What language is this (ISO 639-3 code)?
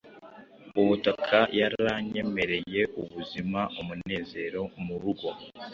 kin